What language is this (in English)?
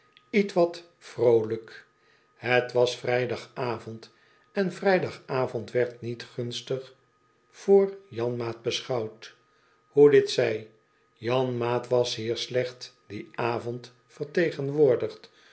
Dutch